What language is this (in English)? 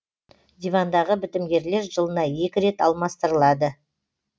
Kazakh